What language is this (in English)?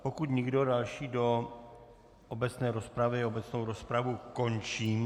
Czech